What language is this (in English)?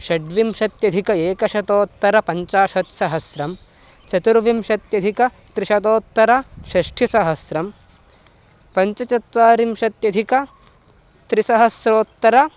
Sanskrit